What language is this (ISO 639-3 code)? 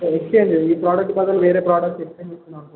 tel